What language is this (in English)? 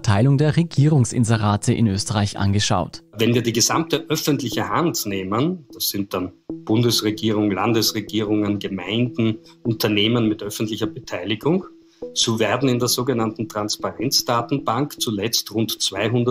German